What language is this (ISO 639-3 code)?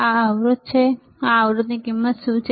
guj